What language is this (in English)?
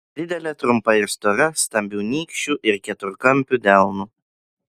Lithuanian